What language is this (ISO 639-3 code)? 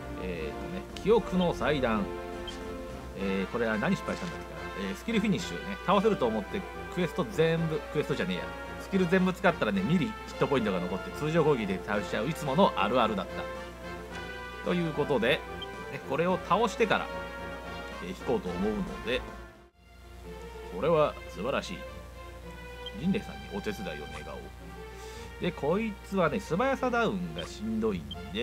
jpn